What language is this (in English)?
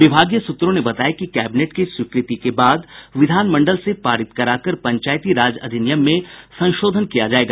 Hindi